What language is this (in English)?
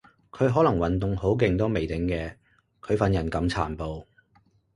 Cantonese